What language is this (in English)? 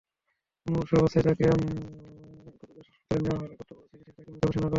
Bangla